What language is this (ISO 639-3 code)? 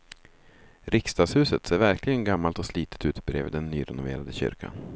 swe